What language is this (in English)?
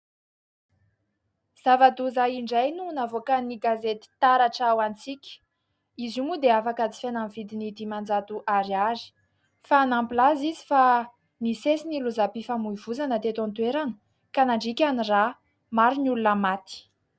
Malagasy